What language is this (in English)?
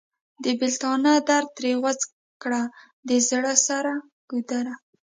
Pashto